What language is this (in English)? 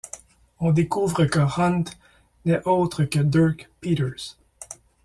French